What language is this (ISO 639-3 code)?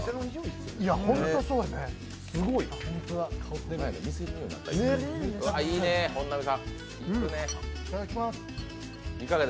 jpn